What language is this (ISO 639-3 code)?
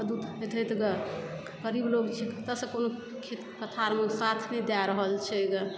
mai